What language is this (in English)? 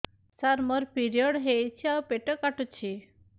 Odia